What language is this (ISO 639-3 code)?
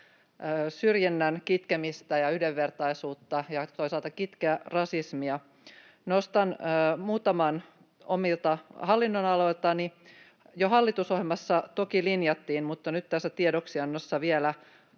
fin